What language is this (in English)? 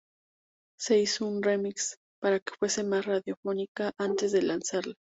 Spanish